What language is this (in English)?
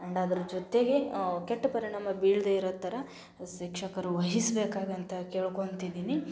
Kannada